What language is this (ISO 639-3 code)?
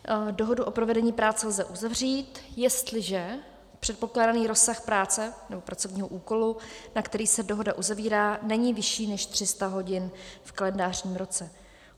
ces